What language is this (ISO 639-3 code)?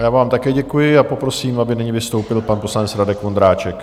ces